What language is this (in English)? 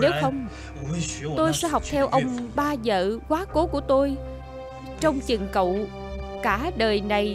Vietnamese